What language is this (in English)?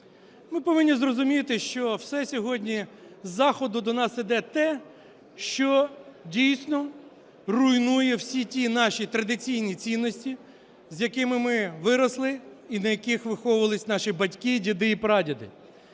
Ukrainian